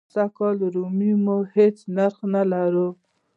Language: Pashto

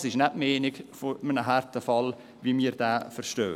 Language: Swiss German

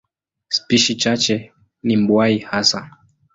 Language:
Swahili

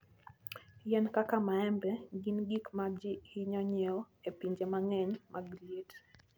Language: Luo (Kenya and Tanzania)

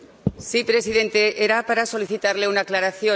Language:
Spanish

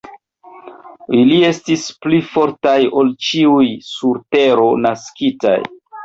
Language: Esperanto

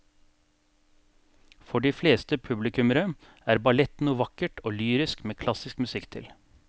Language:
Norwegian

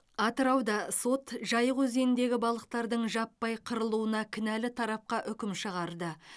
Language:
Kazakh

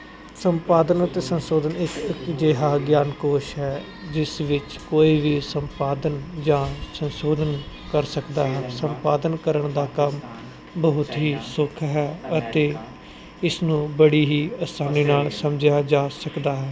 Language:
Punjabi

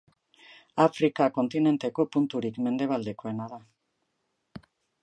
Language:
Basque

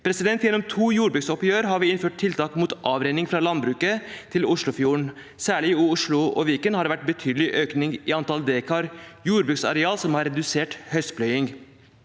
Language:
Norwegian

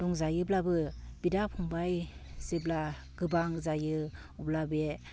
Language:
Bodo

